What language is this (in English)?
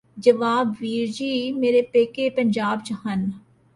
Punjabi